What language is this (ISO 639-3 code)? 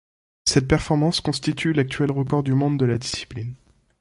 fra